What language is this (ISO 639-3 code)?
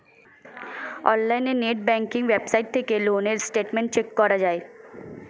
ben